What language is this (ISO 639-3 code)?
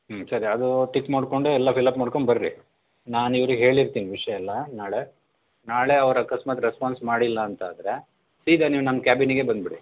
kan